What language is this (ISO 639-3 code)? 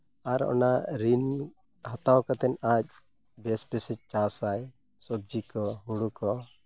sat